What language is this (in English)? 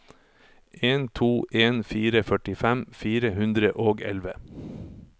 Norwegian